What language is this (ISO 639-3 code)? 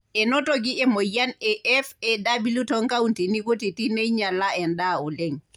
mas